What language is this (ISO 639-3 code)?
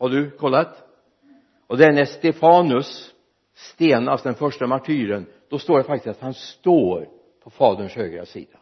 swe